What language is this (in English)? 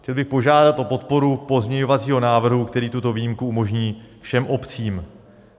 Czech